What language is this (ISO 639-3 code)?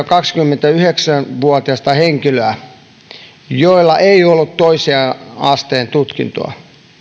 fin